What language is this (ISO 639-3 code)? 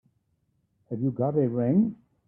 eng